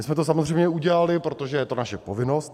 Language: Czech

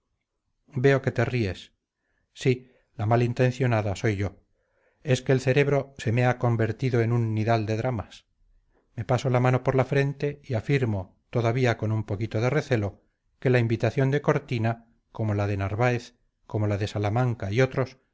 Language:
Spanish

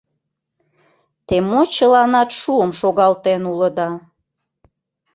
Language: Mari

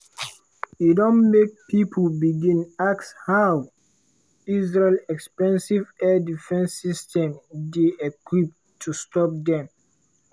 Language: Nigerian Pidgin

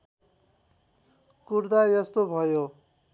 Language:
Nepali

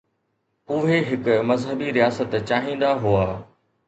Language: Sindhi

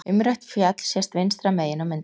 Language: Icelandic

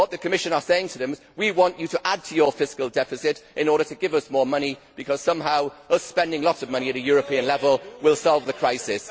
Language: English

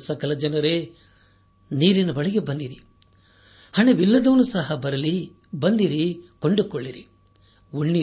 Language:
Kannada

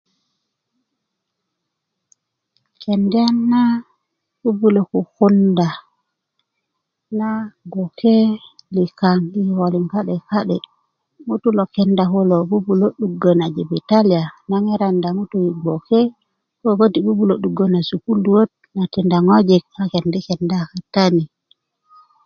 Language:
Kuku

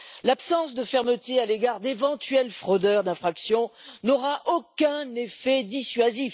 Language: French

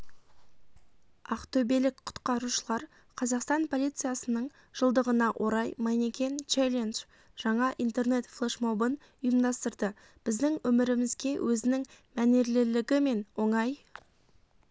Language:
Kazakh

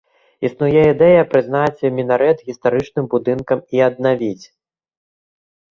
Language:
Belarusian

